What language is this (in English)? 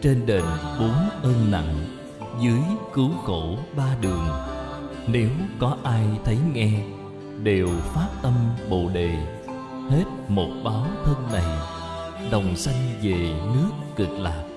Vietnamese